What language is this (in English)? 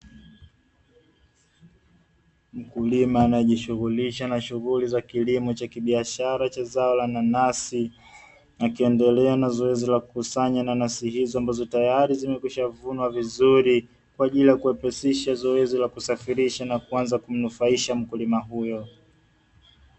Swahili